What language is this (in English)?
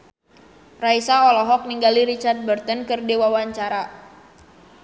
Sundanese